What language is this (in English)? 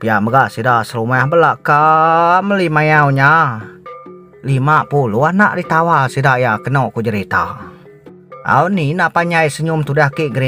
Thai